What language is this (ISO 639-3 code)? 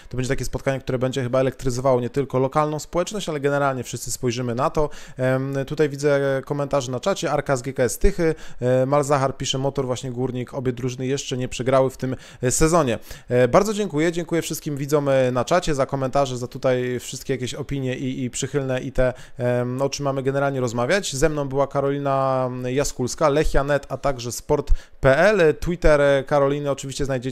pol